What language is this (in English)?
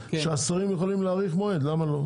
Hebrew